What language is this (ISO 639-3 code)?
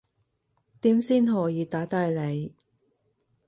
yue